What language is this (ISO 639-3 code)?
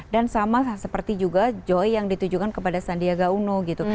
ind